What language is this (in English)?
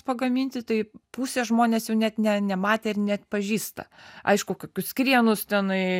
Lithuanian